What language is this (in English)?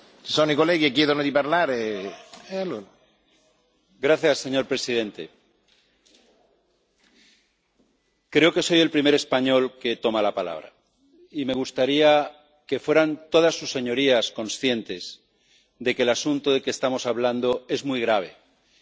Spanish